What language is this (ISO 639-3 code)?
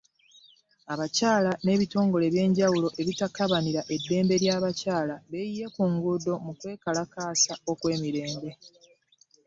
lug